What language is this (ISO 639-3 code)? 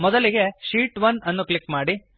kan